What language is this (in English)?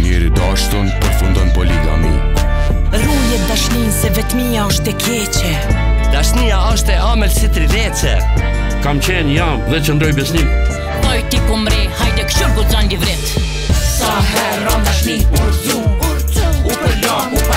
Romanian